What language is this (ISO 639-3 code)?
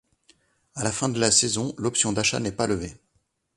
fra